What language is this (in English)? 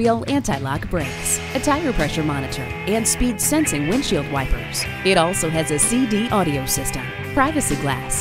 English